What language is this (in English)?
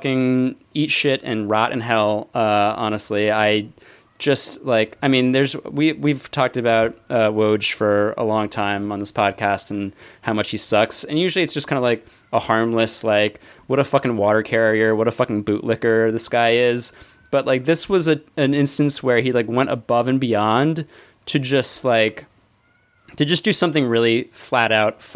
English